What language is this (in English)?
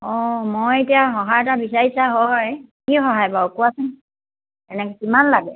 Assamese